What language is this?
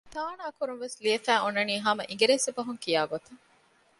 Divehi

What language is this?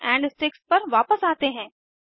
Hindi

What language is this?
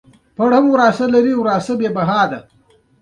Pashto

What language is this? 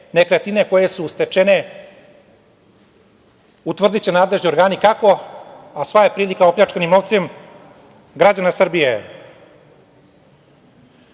Serbian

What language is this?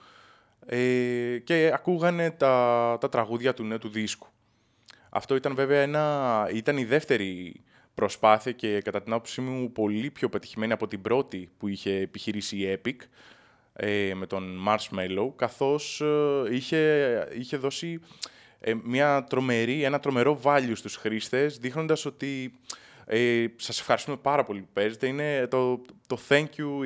Greek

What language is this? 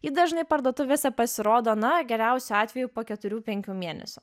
Lithuanian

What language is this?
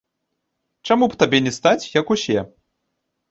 Belarusian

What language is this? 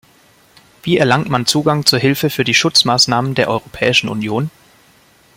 German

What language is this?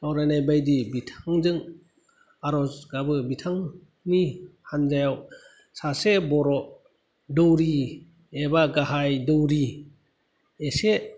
Bodo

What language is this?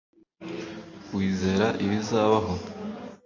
Kinyarwanda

